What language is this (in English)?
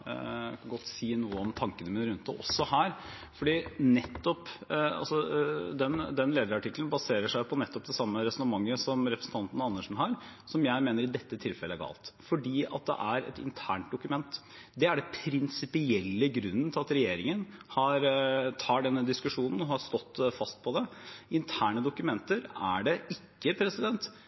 Norwegian Bokmål